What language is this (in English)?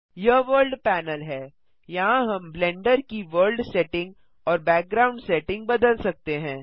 Hindi